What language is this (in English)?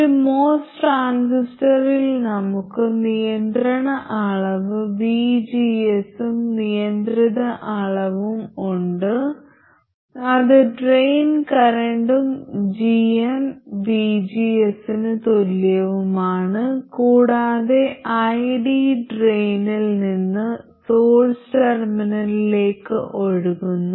Malayalam